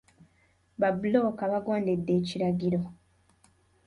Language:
Ganda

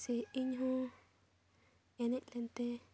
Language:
Santali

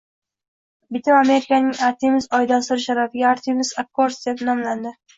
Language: Uzbek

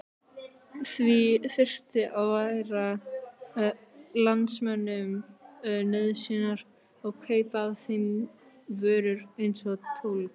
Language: Icelandic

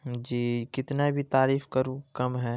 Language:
Urdu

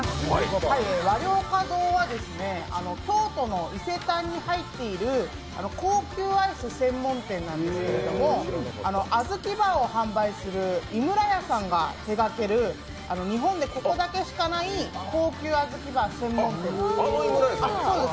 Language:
Japanese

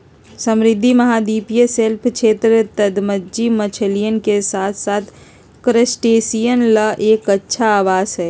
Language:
Magahi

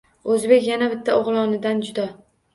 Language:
Uzbek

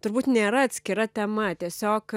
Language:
Lithuanian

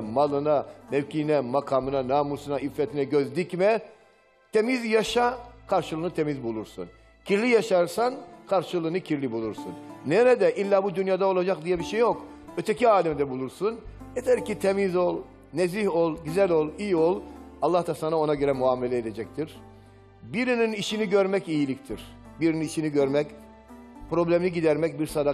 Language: Turkish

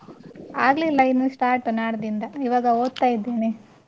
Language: Kannada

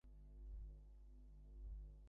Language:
Bangla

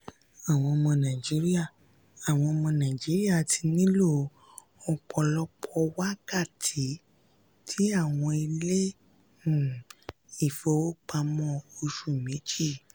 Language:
Yoruba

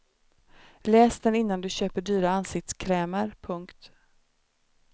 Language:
Swedish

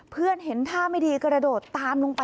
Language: Thai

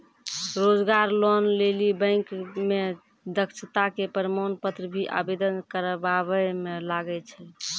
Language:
Maithili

